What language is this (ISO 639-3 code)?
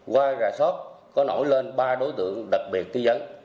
vie